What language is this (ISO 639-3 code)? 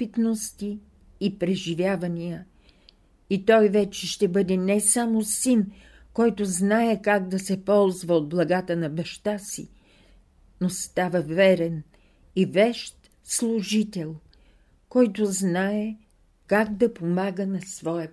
bul